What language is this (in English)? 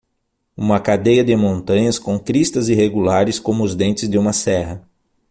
Portuguese